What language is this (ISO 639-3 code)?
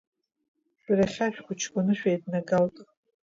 abk